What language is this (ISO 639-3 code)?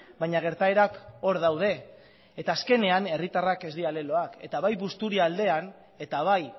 eus